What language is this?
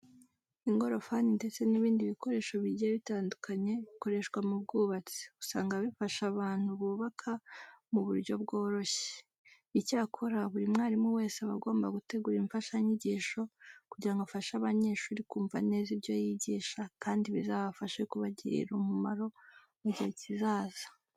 Kinyarwanda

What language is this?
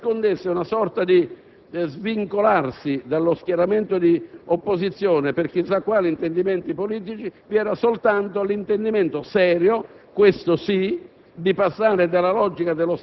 Italian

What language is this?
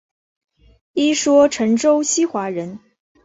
Chinese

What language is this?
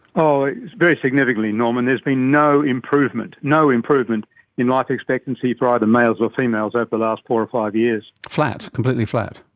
English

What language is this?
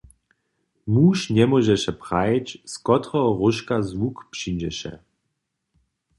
Upper Sorbian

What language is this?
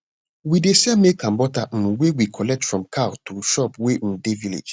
Nigerian Pidgin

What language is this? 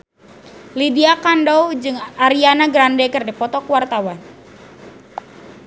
Sundanese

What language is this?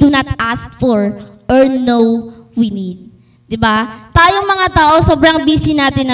Filipino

